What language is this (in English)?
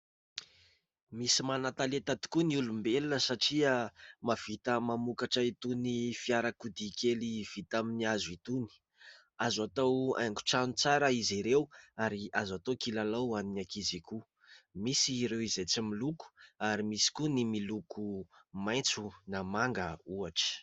Malagasy